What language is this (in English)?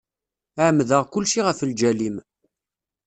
Kabyle